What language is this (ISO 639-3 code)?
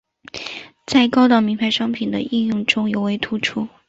zho